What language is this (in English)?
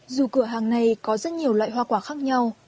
Vietnamese